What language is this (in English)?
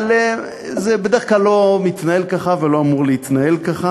Hebrew